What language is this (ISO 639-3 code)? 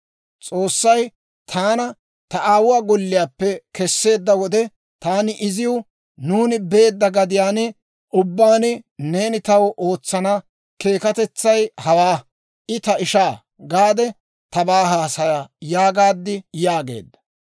dwr